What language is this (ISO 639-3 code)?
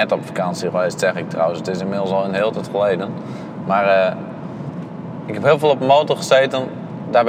nld